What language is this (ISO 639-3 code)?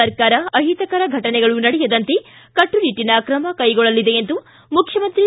kan